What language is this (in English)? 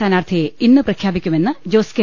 Malayalam